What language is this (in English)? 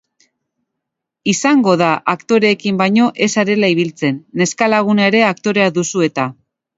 Basque